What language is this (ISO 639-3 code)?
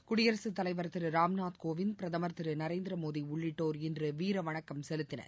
tam